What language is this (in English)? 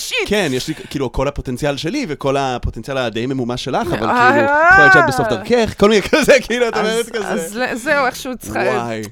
Hebrew